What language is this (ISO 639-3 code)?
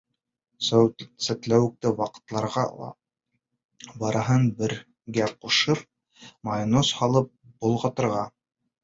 bak